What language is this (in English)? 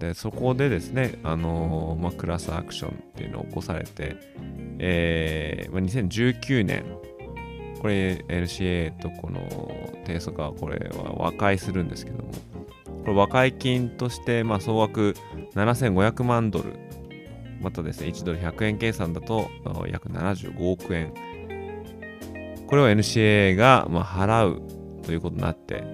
Japanese